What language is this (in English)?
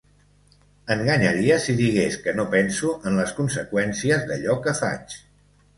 Catalan